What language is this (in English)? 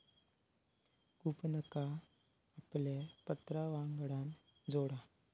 Marathi